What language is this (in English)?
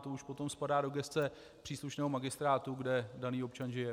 Czech